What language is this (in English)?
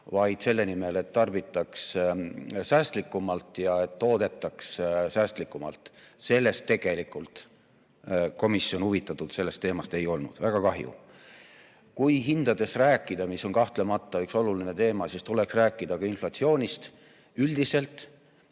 Estonian